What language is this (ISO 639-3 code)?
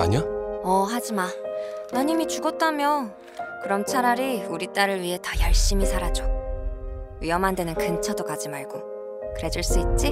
kor